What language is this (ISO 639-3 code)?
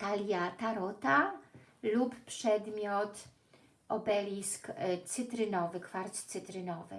pol